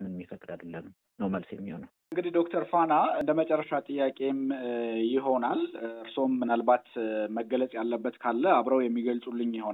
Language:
Amharic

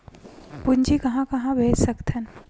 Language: Chhattisgarhi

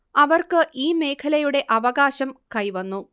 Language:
Malayalam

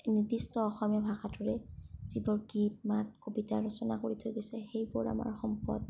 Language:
Assamese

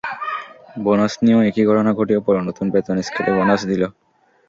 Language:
Bangla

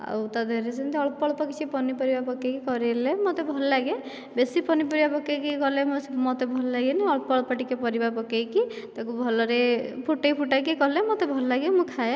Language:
Odia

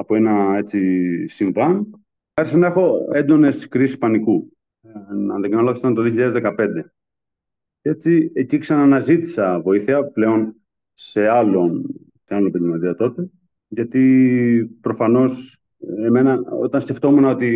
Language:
Greek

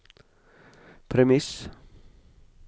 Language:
Norwegian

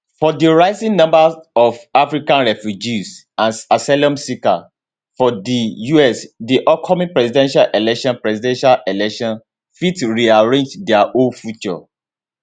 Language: Nigerian Pidgin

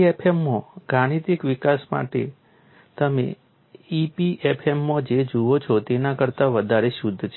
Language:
Gujarati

